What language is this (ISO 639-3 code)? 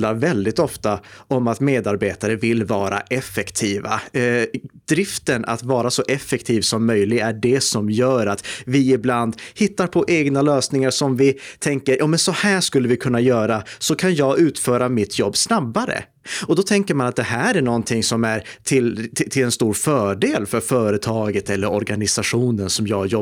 swe